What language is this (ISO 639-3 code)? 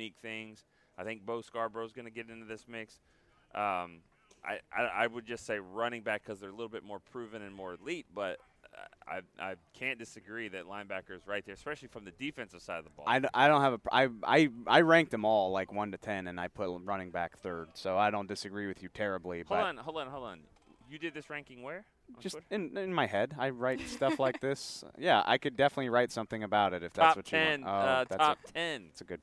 eng